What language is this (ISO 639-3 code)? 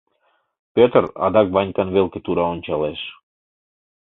chm